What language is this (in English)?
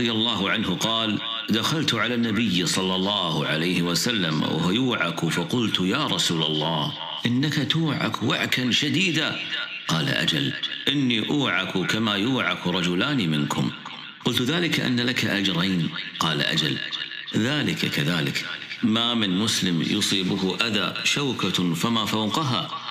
Arabic